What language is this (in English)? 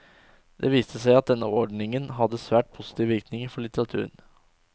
Norwegian